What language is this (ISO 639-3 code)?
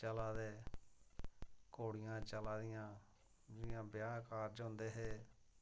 doi